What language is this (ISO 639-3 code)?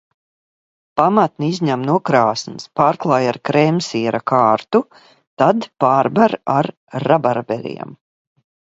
lav